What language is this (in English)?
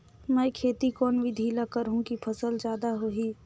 Chhattisgarhi